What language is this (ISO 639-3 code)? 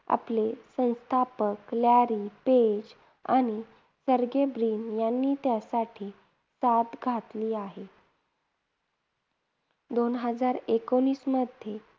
mar